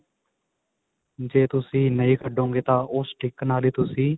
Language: Punjabi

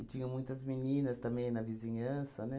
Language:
Portuguese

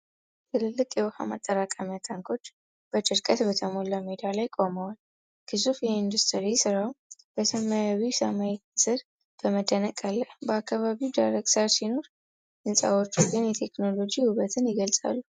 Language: Amharic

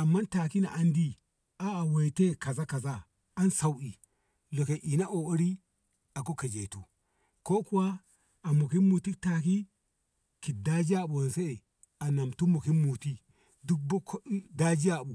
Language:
Ngamo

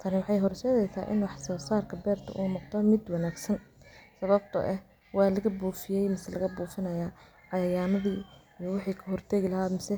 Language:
Somali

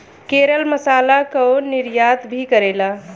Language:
Bhojpuri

